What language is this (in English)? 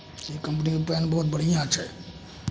Maithili